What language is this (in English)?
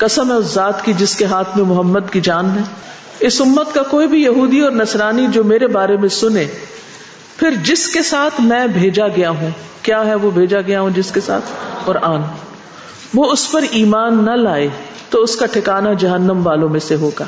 Urdu